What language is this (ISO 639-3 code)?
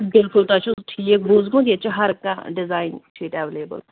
kas